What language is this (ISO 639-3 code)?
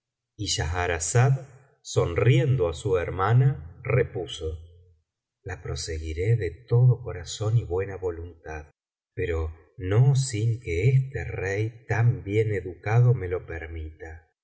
spa